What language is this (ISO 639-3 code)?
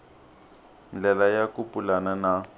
tso